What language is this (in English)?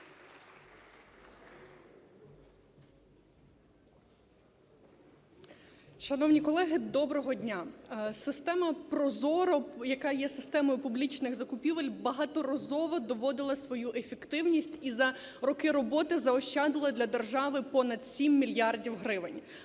Ukrainian